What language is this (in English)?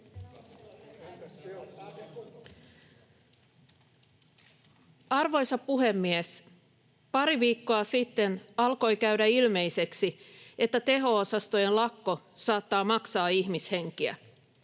Finnish